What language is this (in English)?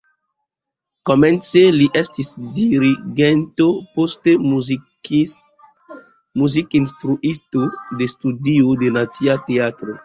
Esperanto